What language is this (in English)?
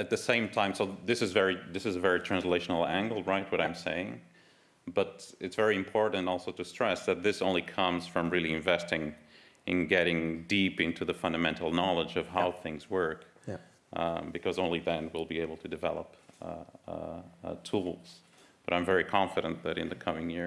Dutch